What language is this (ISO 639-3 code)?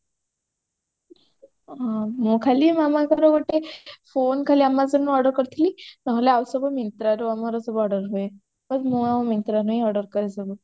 ori